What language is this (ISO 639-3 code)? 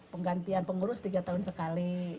ind